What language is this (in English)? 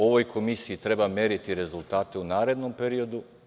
Serbian